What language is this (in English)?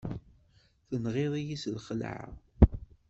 Kabyle